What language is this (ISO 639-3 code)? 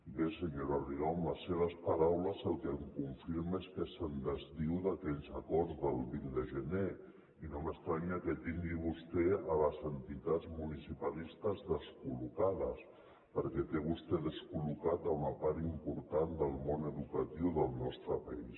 cat